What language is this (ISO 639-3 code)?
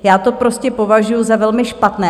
ces